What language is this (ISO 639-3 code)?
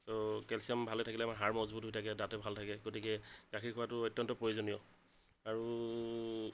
asm